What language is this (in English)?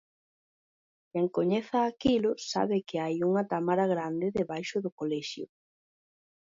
Galician